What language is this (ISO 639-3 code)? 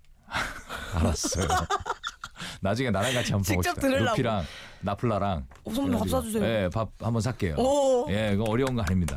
kor